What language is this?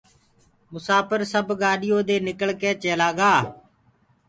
Gurgula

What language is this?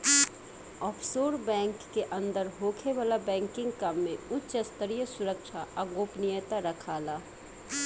Bhojpuri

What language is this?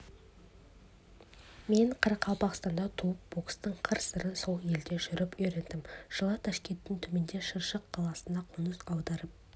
Kazakh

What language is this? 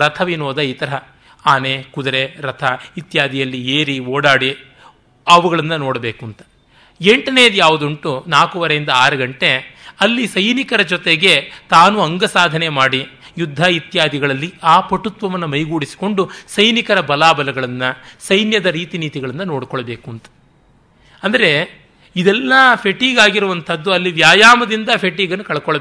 Kannada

